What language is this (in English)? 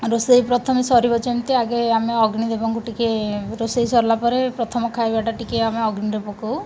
Odia